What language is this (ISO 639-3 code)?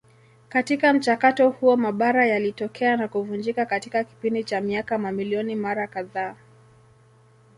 swa